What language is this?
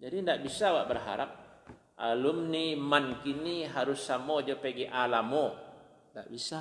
Malay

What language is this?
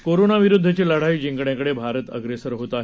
Marathi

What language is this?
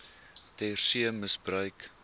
Afrikaans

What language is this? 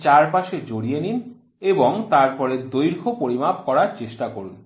Bangla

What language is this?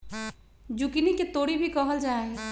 Magahi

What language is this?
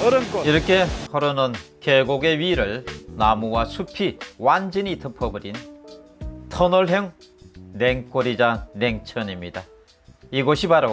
Korean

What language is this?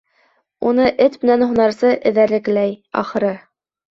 Bashkir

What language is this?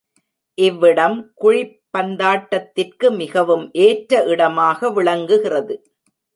Tamil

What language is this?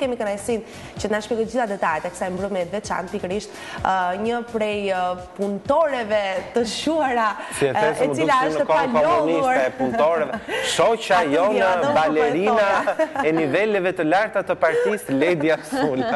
Ukrainian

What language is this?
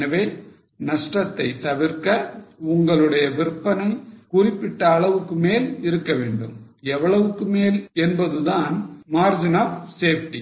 Tamil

